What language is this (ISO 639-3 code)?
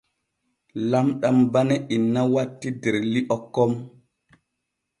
fue